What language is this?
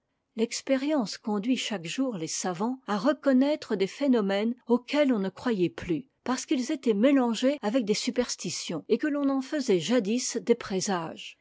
French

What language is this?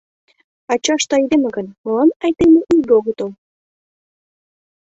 Mari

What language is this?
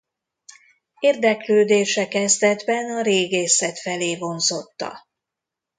Hungarian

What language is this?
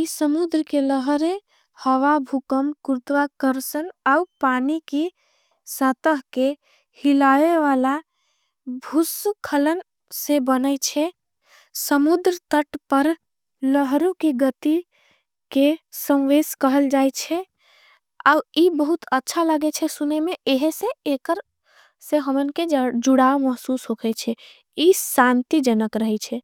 Angika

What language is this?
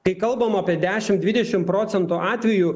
Lithuanian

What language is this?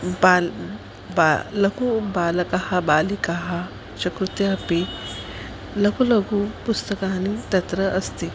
Sanskrit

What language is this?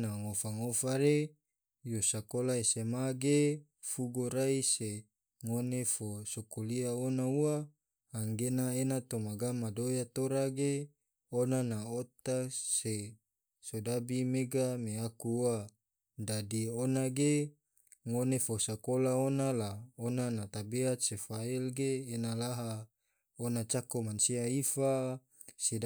Tidore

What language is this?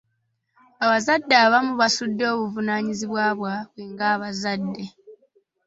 Ganda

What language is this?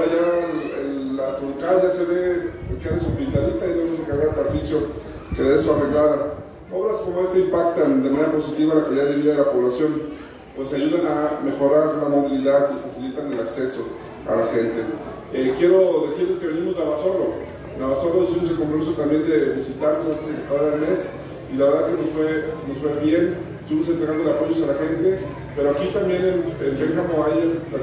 Spanish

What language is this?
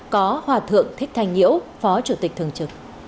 Vietnamese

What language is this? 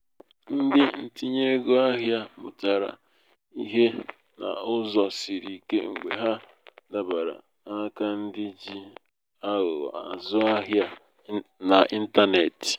Igbo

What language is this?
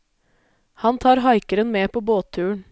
Norwegian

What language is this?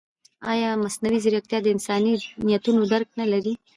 Pashto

